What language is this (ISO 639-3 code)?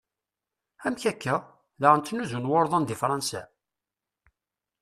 kab